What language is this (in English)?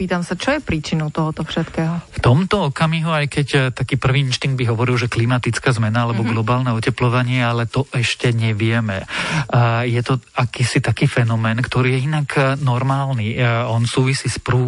Slovak